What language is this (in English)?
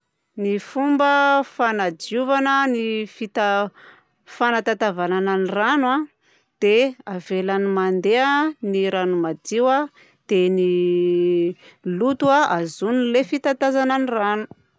Southern Betsimisaraka Malagasy